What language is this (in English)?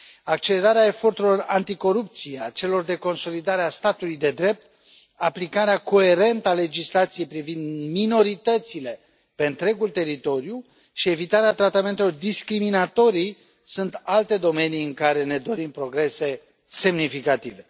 Romanian